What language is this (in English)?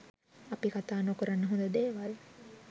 Sinhala